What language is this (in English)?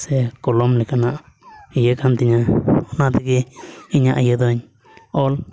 Santali